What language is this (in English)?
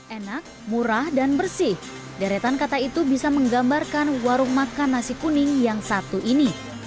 Indonesian